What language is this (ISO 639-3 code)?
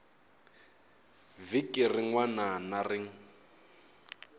tso